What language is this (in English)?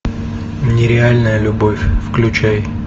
Russian